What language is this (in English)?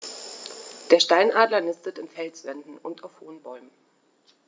German